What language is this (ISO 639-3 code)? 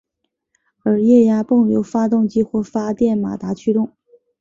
zho